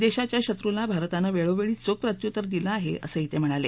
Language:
Marathi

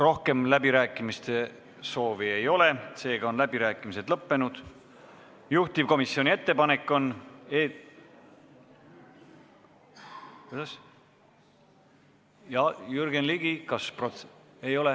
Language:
Estonian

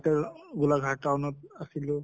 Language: Assamese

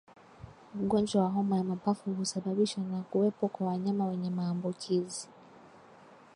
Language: Swahili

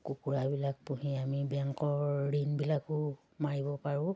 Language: Assamese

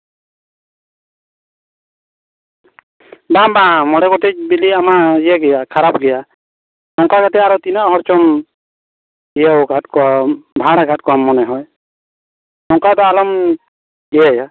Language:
Santali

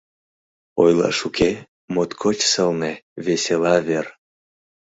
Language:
Mari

